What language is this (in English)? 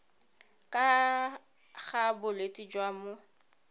Tswana